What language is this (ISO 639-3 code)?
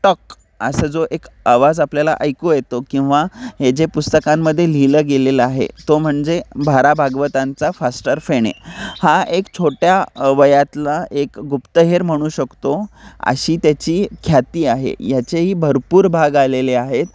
mar